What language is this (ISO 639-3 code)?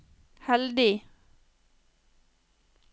nor